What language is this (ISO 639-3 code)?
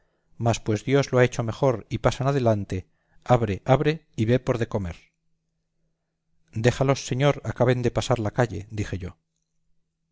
spa